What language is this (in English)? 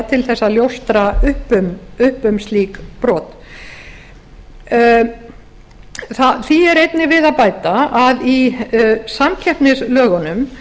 Icelandic